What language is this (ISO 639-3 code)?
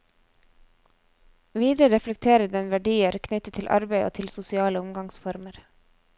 nor